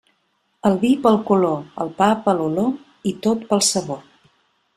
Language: Catalan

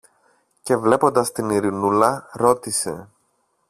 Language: Greek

